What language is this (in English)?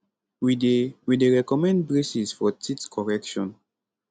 Nigerian Pidgin